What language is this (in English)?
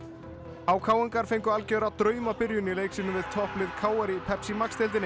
Icelandic